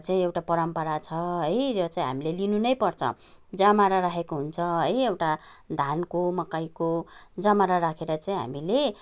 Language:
Nepali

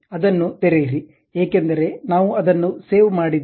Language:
Kannada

